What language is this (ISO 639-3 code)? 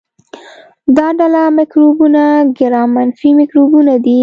pus